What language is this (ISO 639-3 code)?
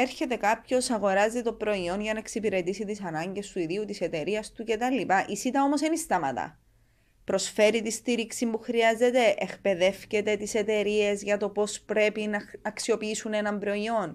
ell